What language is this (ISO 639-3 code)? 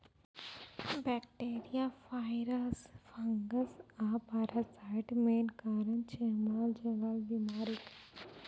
mai